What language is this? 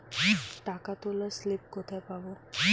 Bangla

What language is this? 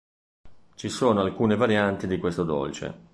Italian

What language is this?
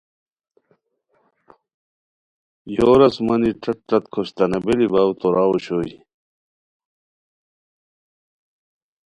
Khowar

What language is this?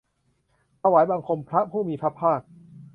Thai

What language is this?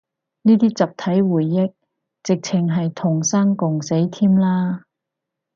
Cantonese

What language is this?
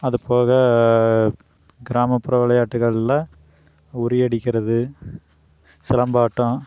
Tamil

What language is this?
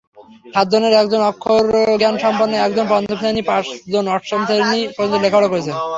Bangla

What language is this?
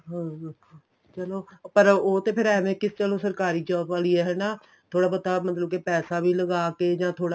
Punjabi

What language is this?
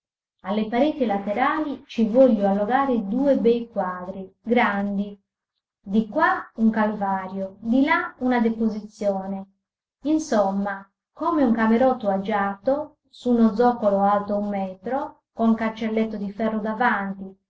Italian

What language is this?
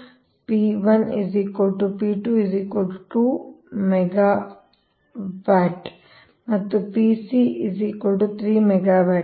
Kannada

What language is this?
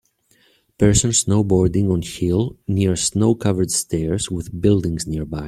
English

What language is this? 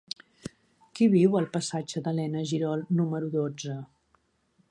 Catalan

